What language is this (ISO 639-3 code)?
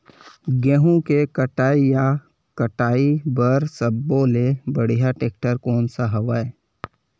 hne